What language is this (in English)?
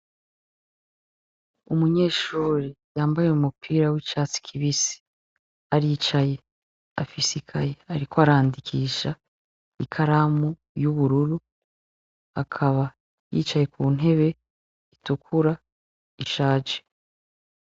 Rundi